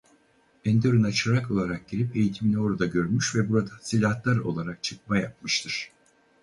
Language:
Turkish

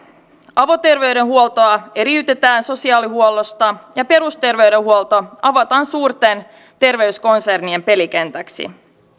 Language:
Finnish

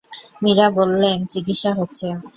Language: Bangla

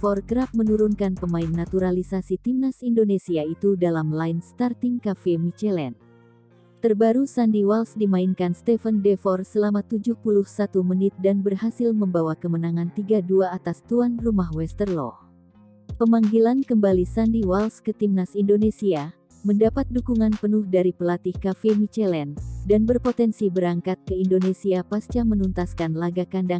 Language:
Indonesian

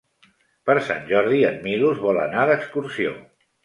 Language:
Catalan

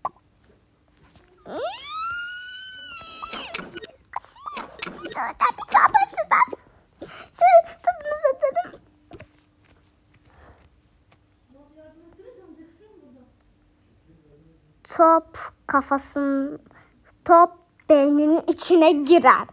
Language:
Turkish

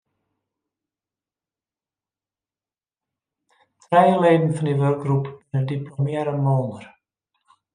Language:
Western Frisian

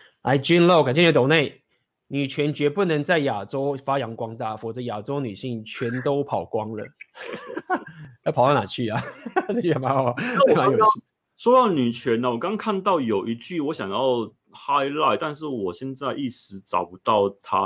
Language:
Chinese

